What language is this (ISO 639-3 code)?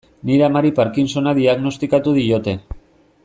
eus